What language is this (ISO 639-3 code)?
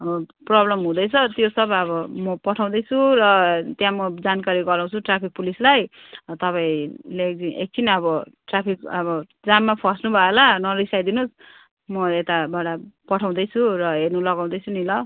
nep